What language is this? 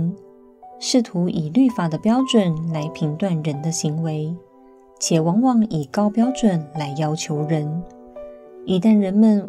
Chinese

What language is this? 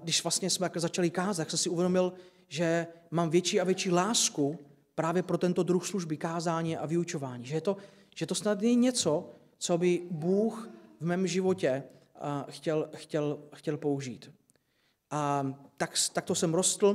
Czech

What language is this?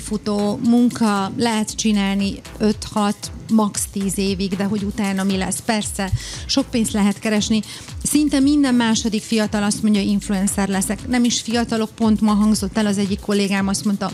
Hungarian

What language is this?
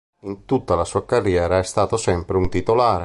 Italian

